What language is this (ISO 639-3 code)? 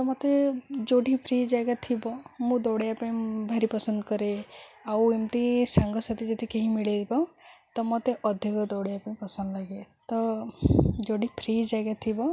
ori